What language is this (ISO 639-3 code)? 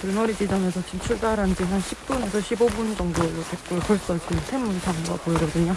kor